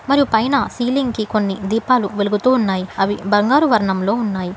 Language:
Telugu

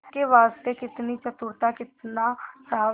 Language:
Hindi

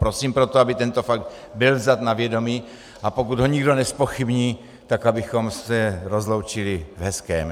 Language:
Czech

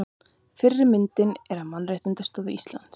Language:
Icelandic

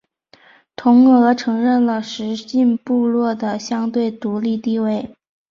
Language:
Chinese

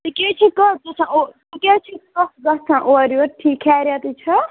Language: Kashmiri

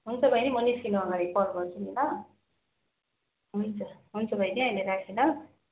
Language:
Nepali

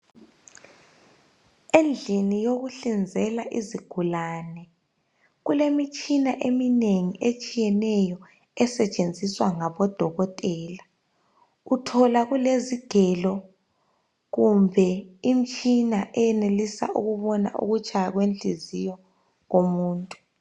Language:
North Ndebele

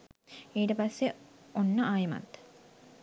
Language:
Sinhala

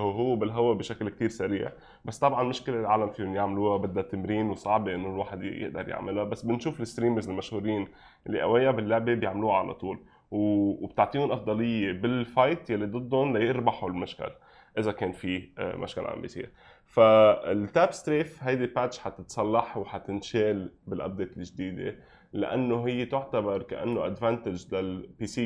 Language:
Arabic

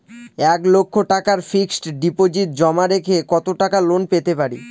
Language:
Bangla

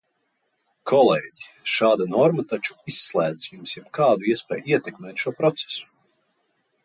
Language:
Latvian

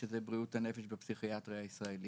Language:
Hebrew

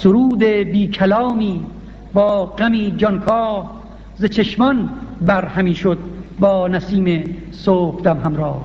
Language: Persian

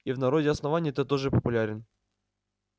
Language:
Russian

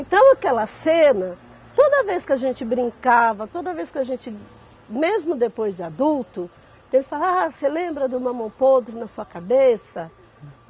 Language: Portuguese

